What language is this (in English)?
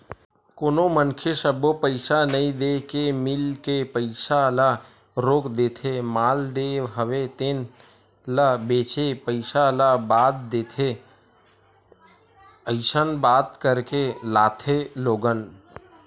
Chhattisgarhi